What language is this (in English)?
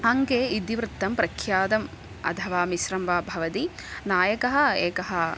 Sanskrit